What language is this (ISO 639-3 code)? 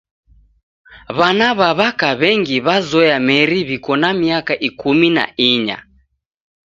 dav